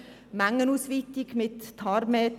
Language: Swiss German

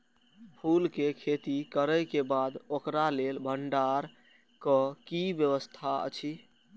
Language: Maithili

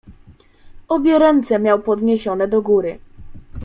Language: Polish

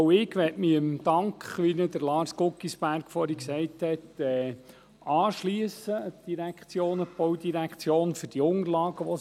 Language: Swiss German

